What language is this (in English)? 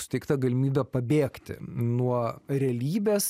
Lithuanian